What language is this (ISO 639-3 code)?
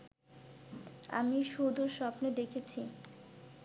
ben